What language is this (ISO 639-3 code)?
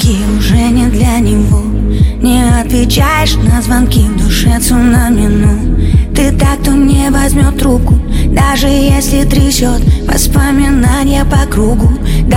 rus